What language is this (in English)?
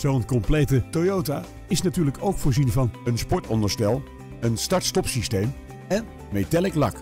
Dutch